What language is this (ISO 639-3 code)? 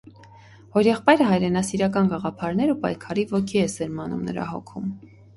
hye